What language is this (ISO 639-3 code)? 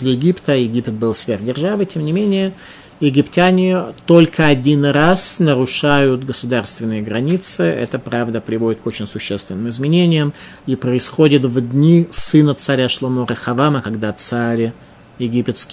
rus